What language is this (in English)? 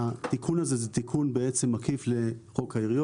Hebrew